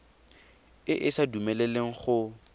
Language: Tswana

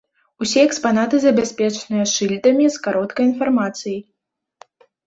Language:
Belarusian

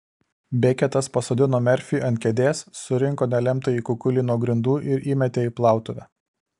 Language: Lithuanian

